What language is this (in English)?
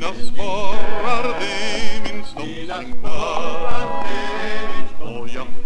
Norwegian